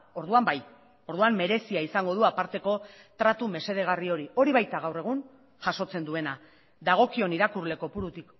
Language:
Basque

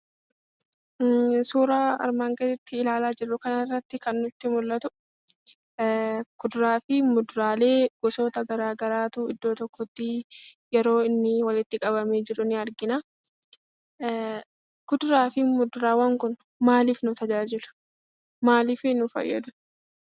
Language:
Oromo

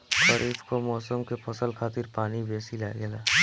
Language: Bhojpuri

